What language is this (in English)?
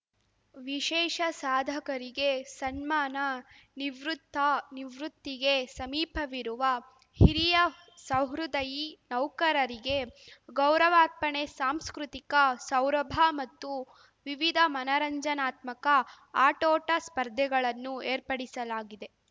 Kannada